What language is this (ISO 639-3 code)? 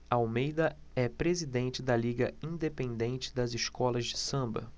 por